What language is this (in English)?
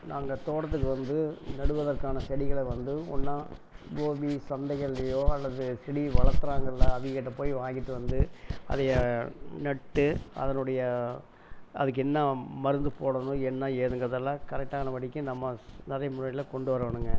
Tamil